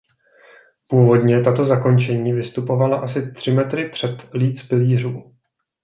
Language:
Czech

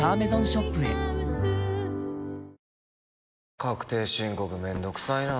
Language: Japanese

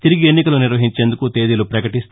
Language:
Telugu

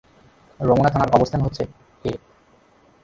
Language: Bangla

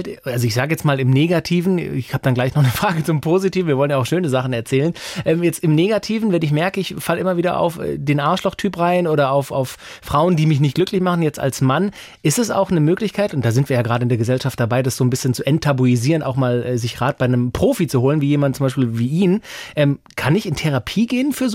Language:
German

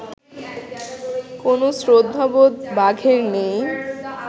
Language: Bangla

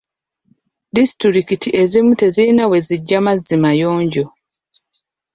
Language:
Ganda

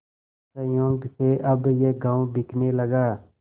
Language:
Hindi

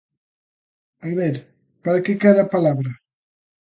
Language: Galician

